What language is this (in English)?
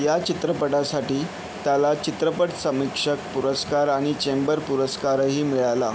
Marathi